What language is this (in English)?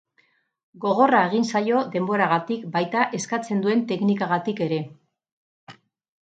Basque